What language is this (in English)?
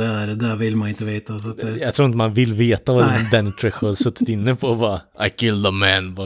Swedish